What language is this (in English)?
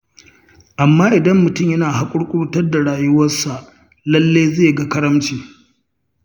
Hausa